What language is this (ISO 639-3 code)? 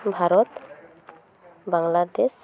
sat